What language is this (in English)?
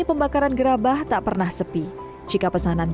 Indonesian